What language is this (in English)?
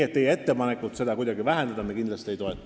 Estonian